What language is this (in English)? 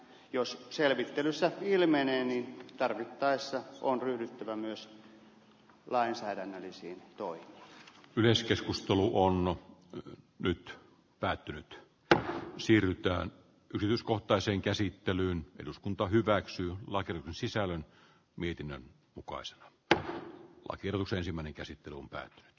Finnish